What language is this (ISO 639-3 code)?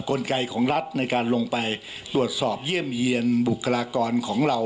tha